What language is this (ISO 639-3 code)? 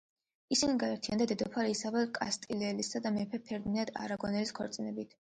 kat